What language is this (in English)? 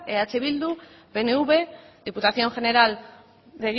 Basque